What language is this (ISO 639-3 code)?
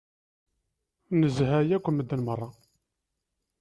kab